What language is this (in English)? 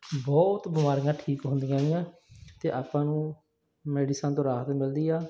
Punjabi